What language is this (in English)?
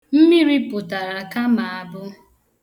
Igbo